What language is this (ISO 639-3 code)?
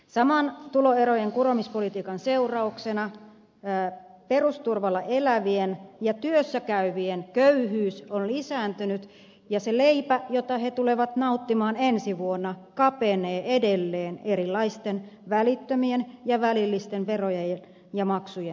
fin